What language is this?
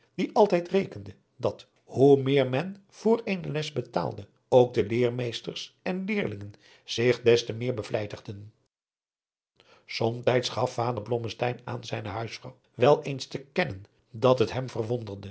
Dutch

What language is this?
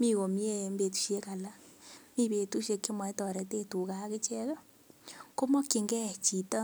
Kalenjin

